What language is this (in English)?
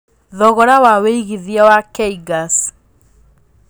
Kikuyu